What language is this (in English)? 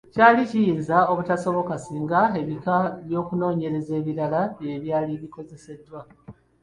Ganda